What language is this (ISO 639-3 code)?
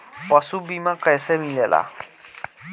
bho